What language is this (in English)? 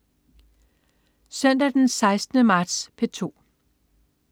Danish